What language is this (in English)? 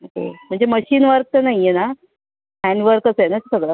Marathi